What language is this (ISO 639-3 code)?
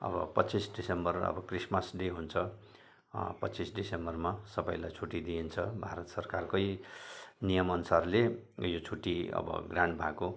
nep